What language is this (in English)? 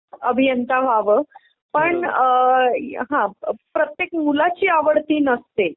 Marathi